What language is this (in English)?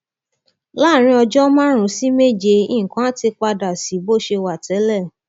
Yoruba